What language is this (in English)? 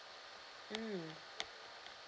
English